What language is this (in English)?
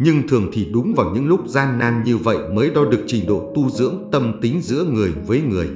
Vietnamese